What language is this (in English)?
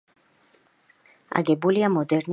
Georgian